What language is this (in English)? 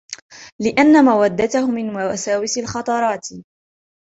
Arabic